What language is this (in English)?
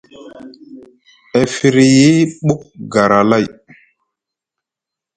Musgu